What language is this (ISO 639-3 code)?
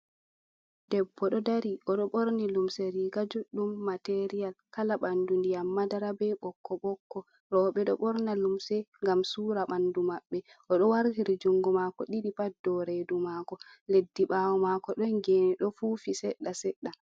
ful